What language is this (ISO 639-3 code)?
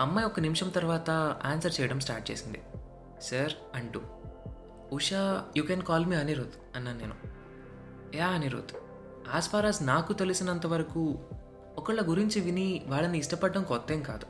tel